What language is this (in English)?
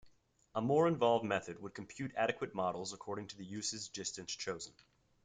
English